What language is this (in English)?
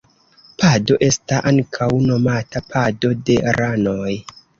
Esperanto